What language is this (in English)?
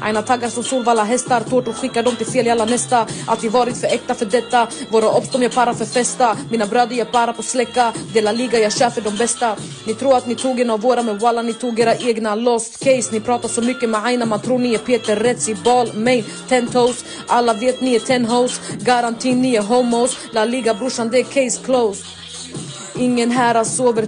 Swedish